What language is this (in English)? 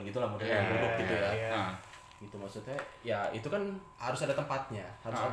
Indonesian